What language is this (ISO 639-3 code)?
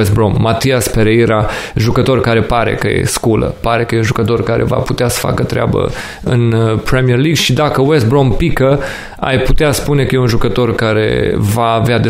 ron